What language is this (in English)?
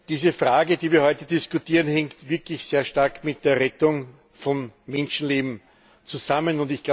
German